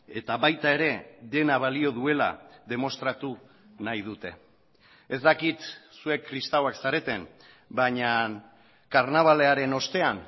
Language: Basque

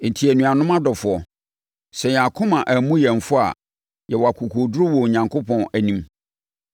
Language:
Akan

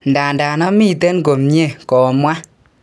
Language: Kalenjin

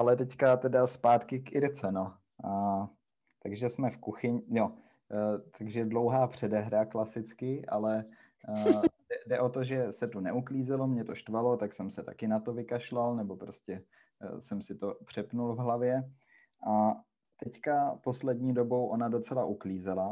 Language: Czech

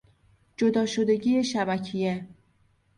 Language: Persian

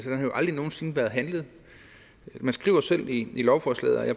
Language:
Danish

